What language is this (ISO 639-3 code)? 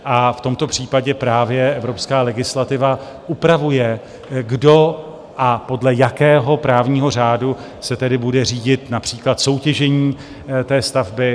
ces